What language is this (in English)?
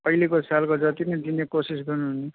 Nepali